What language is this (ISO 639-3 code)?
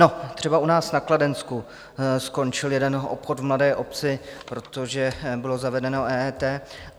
ces